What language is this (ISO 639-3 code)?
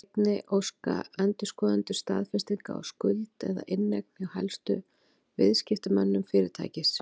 isl